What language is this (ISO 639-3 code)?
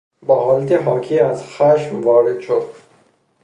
fas